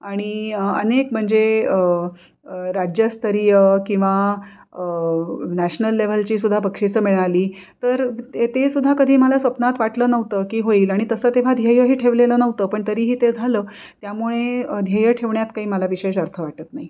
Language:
Marathi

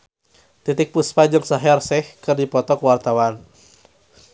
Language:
Sundanese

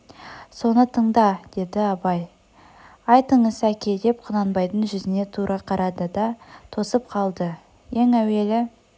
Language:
Kazakh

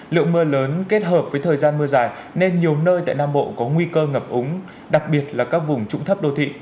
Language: Vietnamese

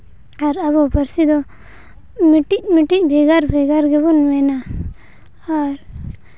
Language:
Santali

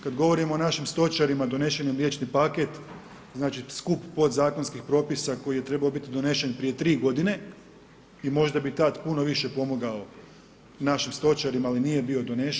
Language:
Croatian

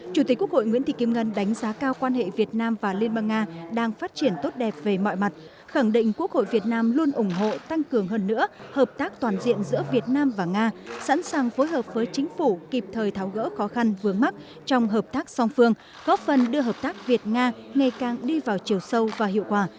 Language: Vietnamese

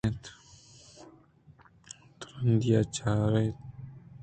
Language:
Eastern Balochi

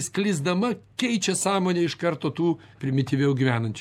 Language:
Lithuanian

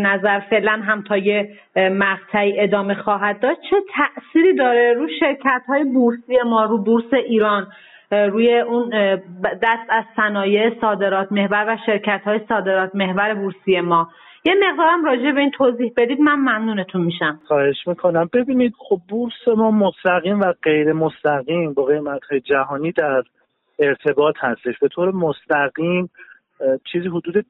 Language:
Persian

